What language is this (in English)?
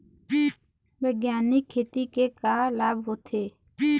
Chhattisgarhi